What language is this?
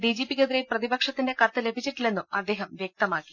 Malayalam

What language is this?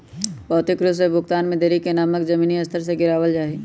Magahi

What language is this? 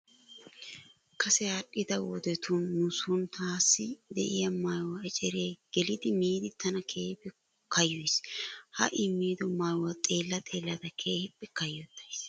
Wolaytta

